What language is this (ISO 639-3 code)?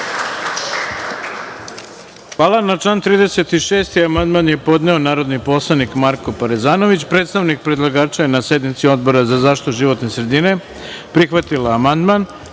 srp